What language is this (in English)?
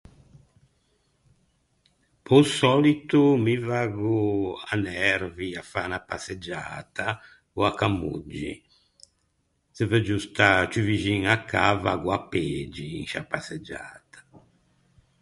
Ligurian